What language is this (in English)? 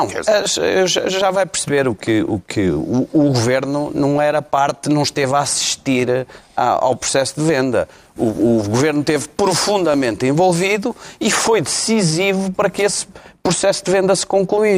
Portuguese